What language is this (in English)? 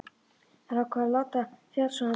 Icelandic